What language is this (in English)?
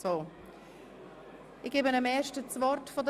Swiss German